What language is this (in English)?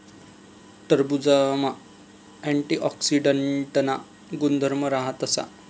Marathi